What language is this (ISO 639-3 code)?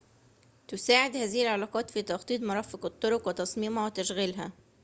ara